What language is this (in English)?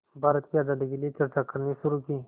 Hindi